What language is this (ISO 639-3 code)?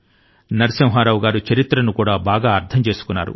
tel